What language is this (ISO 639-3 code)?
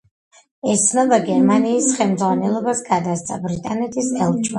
kat